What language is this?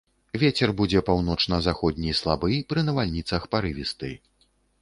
Belarusian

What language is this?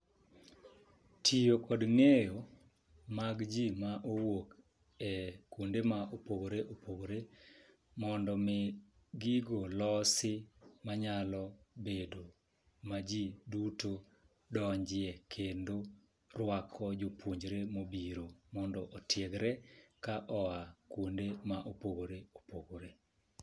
Luo (Kenya and Tanzania)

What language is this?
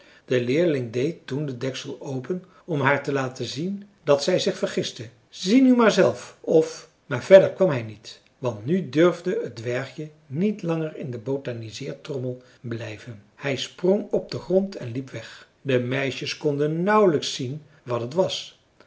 Dutch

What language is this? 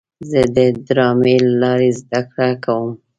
Pashto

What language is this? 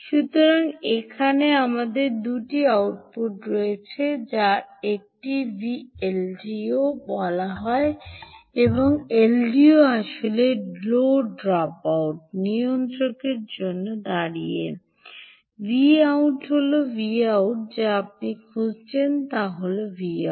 Bangla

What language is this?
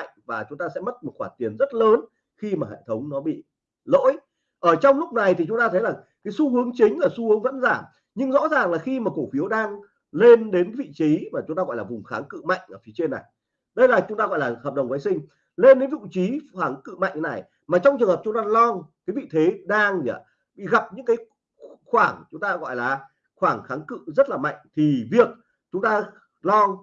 Vietnamese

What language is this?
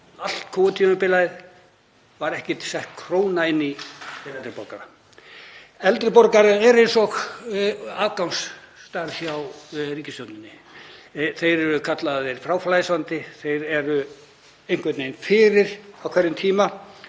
Icelandic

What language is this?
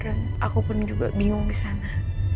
Indonesian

